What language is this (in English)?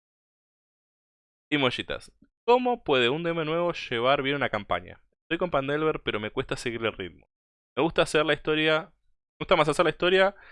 Spanish